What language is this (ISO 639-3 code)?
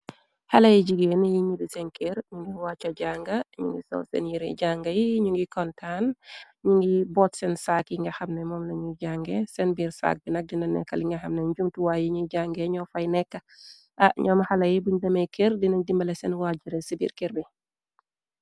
wol